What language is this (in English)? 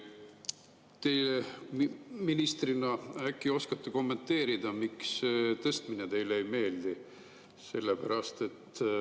Estonian